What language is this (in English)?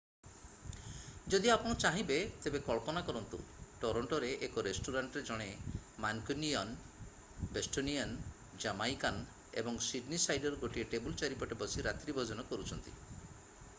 Odia